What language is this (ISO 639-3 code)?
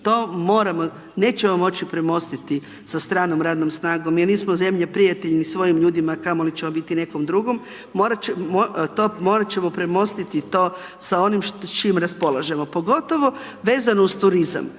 hrv